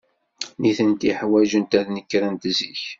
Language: Kabyle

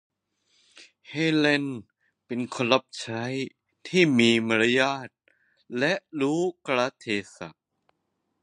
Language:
Thai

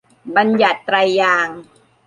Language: Thai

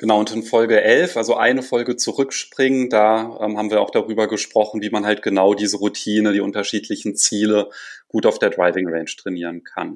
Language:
German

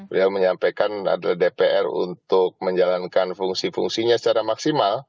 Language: Indonesian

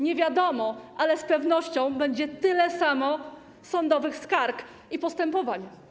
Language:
Polish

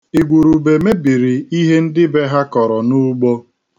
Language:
Igbo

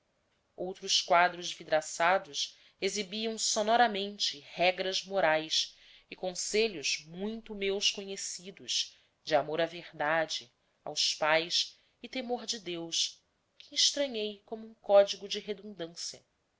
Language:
Portuguese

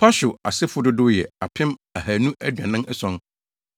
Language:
Akan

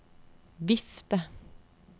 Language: Norwegian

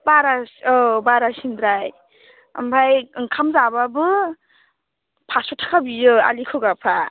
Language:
Bodo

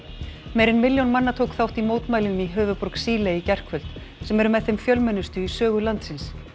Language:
Icelandic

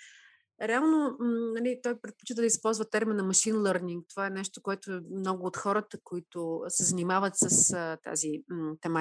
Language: Bulgarian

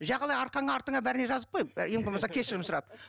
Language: Kazakh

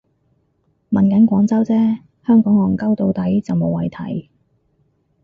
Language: Cantonese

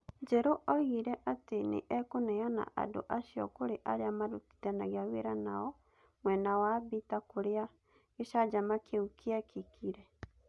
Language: Kikuyu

